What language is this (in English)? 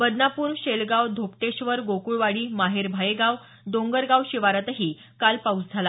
Marathi